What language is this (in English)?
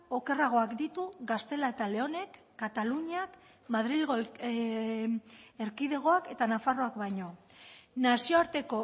Basque